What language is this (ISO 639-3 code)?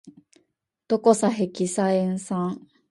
jpn